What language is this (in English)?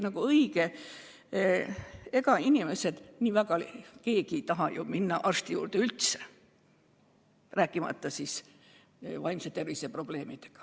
Estonian